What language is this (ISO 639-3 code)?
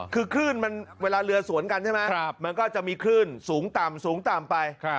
tha